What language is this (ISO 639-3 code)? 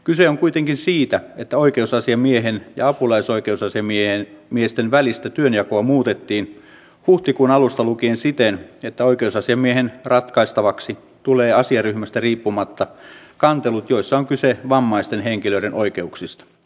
fin